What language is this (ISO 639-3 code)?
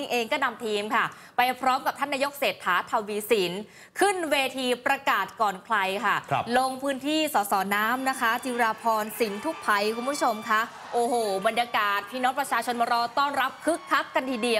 tha